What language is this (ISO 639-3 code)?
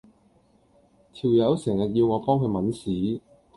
yue